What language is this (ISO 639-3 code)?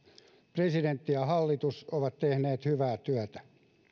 fin